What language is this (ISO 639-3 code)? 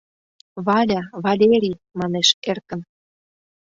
chm